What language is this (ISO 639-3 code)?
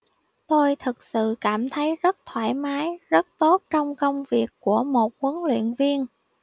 vie